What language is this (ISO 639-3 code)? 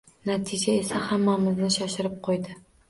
uzb